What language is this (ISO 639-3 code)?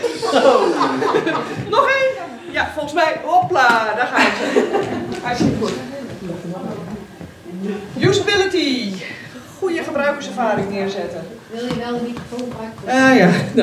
nld